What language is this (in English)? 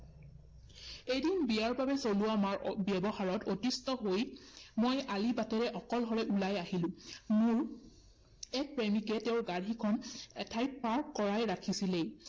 Assamese